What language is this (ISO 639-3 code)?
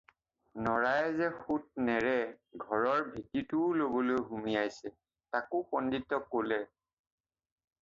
asm